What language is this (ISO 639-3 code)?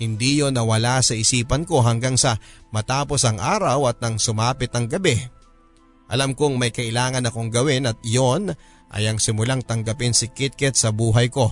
fil